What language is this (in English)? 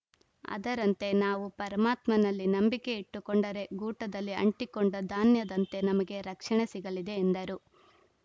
Kannada